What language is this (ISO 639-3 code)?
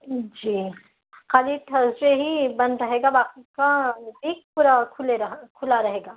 urd